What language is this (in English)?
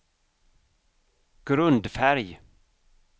Swedish